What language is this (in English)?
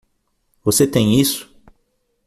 Portuguese